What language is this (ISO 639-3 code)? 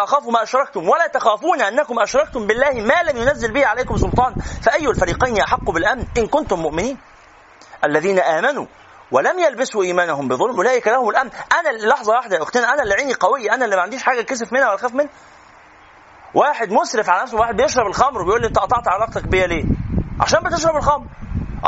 ara